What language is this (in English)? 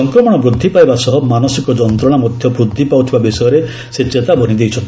Odia